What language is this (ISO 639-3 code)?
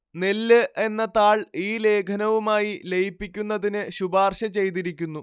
mal